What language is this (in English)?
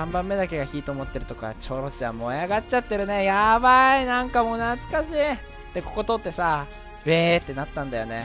Japanese